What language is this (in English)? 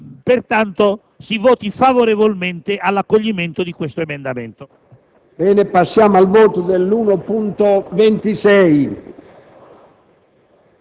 Italian